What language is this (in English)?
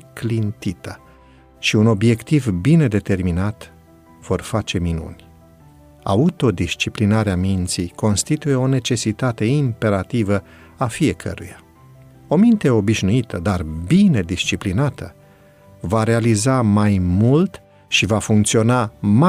Romanian